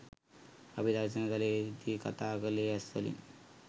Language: Sinhala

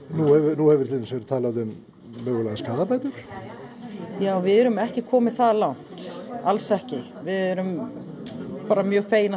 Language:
Icelandic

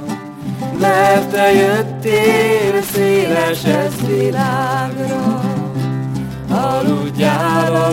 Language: Hungarian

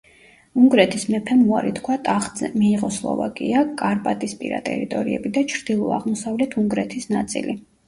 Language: Georgian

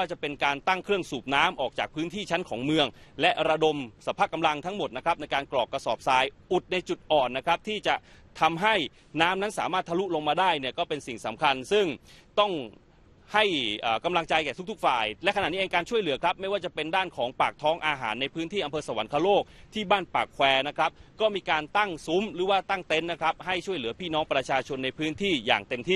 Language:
Thai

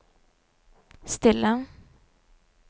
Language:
Norwegian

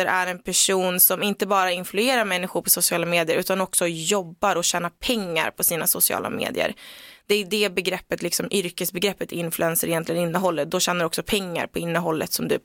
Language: Swedish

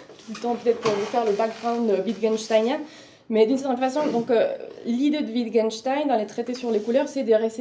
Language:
French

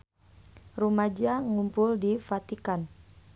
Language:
Sundanese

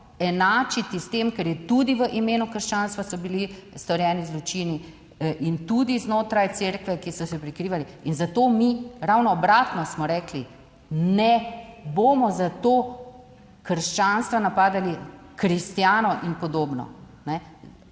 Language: Slovenian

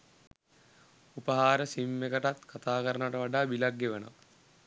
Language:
Sinhala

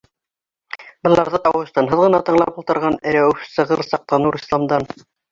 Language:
Bashkir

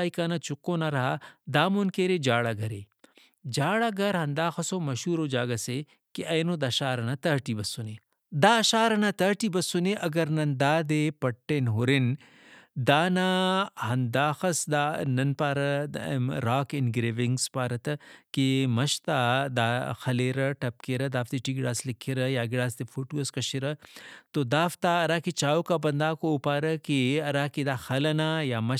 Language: Brahui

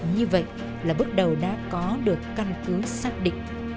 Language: Vietnamese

